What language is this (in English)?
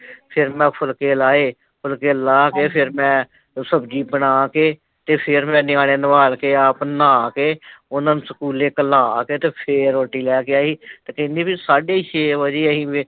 Punjabi